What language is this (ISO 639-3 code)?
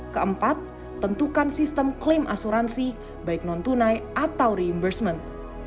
ind